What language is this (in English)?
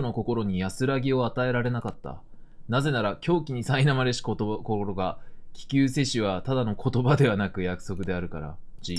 Japanese